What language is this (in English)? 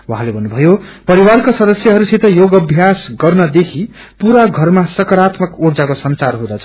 Nepali